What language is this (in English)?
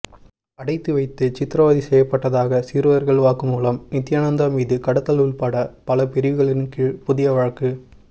Tamil